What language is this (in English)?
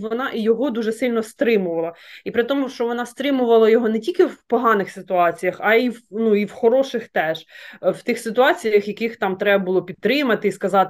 Ukrainian